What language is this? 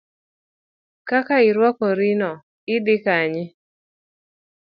Luo (Kenya and Tanzania)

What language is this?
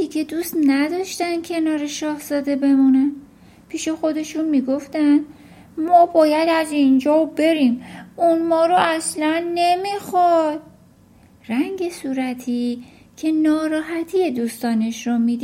Persian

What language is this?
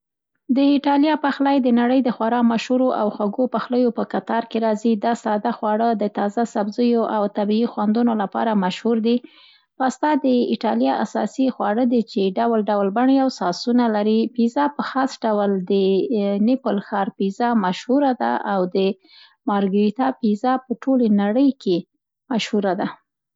Central Pashto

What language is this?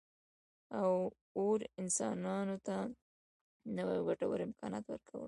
Pashto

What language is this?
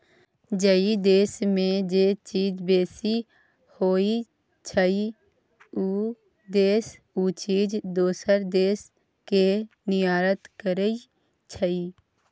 Maithili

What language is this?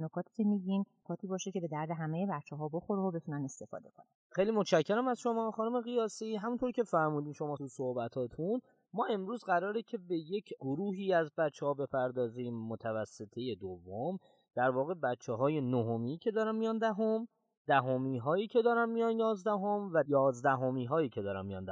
Persian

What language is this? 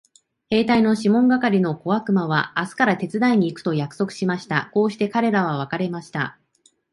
Japanese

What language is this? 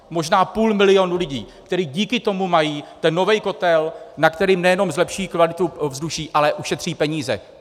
Czech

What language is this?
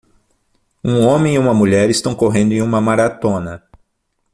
Portuguese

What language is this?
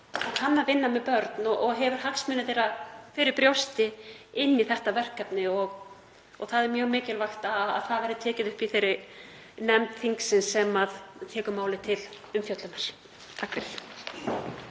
Icelandic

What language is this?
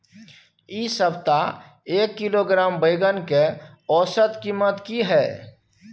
Maithili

